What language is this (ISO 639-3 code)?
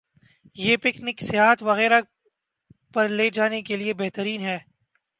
urd